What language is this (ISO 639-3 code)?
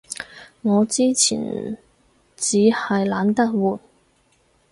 yue